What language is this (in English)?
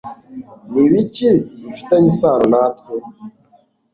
Kinyarwanda